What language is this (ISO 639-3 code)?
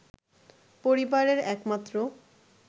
ben